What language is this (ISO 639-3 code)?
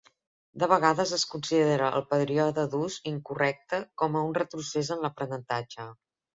cat